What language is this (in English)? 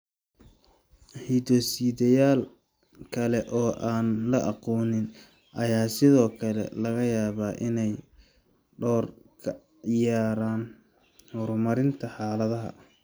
Somali